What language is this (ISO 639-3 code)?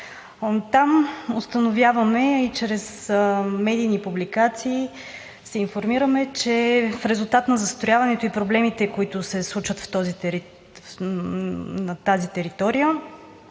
bul